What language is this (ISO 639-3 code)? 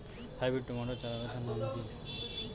ben